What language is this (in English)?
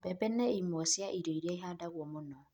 Kikuyu